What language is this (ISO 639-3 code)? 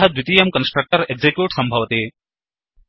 san